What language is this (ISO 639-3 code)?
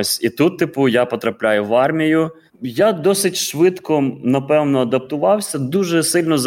ukr